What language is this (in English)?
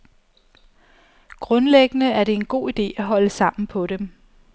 Danish